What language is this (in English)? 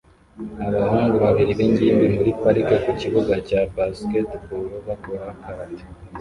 Kinyarwanda